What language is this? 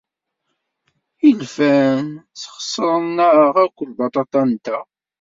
Kabyle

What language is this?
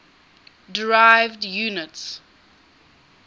English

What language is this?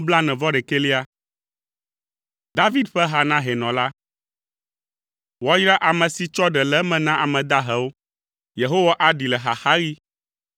Ewe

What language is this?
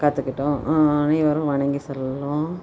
Tamil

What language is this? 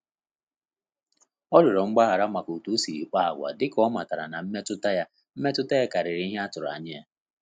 Igbo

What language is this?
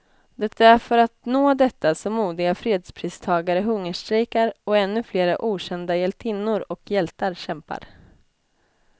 Swedish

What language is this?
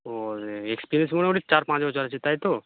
Bangla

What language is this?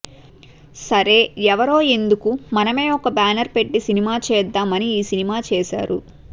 Telugu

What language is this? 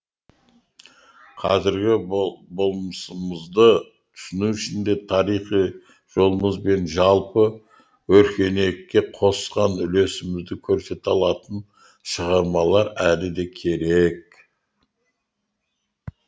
Kazakh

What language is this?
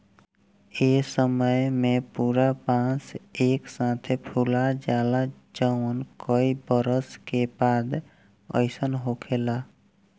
Bhojpuri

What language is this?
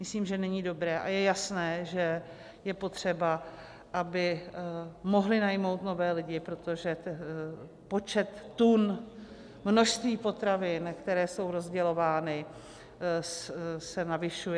Czech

